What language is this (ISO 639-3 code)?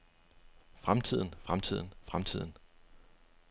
dan